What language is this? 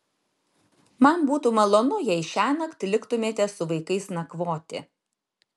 Lithuanian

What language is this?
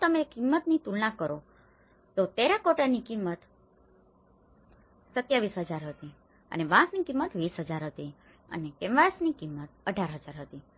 Gujarati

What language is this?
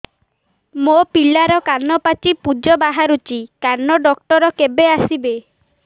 Odia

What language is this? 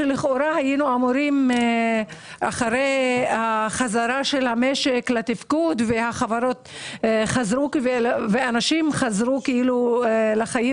Hebrew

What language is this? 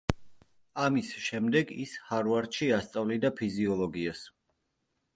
Georgian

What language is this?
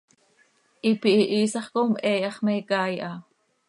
Seri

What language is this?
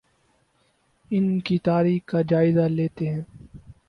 Urdu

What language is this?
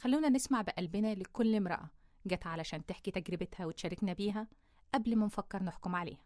Arabic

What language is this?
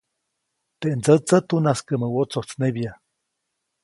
Copainalá Zoque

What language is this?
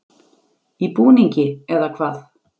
Icelandic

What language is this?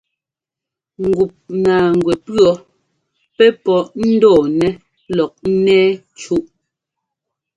Ngomba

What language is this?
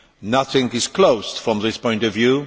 English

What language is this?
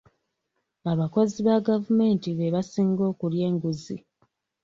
Ganda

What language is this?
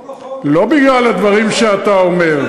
Hebrew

